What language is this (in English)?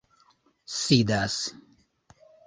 Esperanto